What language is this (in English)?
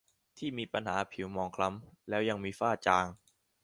Thai